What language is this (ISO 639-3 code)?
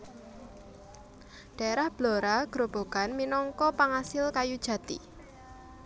jav